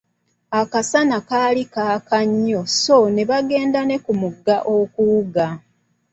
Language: Ganda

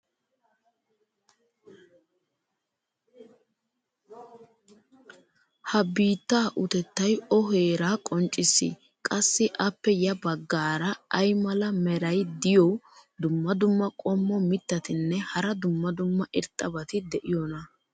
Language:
Wolaytta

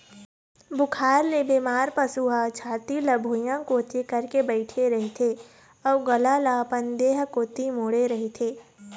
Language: Chhattisgarhi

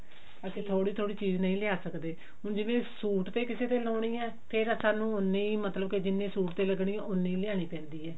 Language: Punjabi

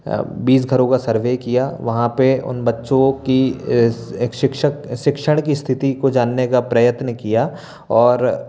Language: Hindi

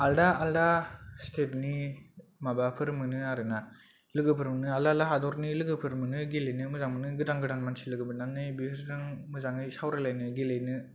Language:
Bodo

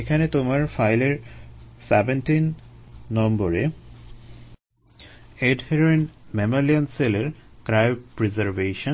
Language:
Bangla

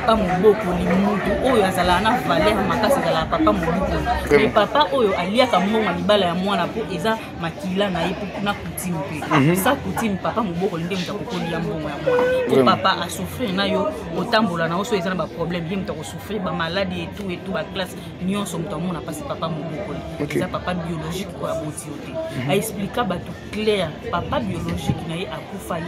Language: French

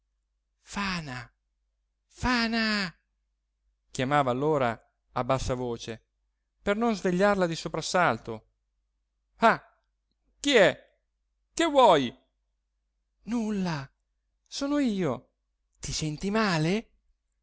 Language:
Italian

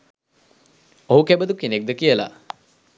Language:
Sinhala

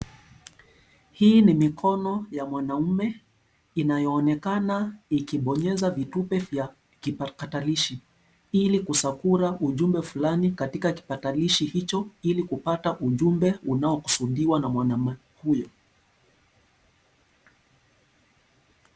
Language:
Swahili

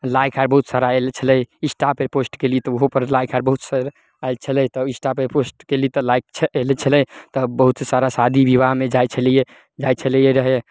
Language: Maithili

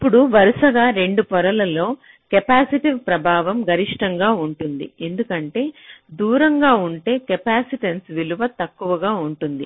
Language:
Telugu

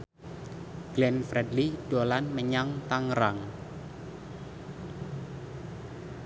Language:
Javanese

